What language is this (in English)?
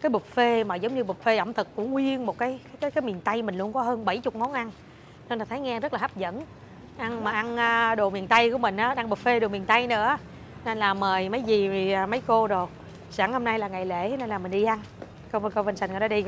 Vietnamese